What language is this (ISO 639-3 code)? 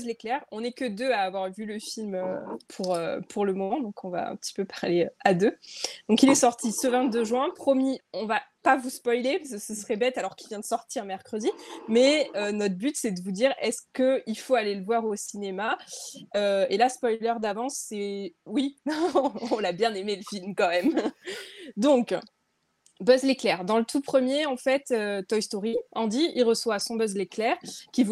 fra